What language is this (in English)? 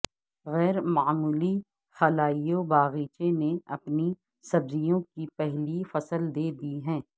Urdu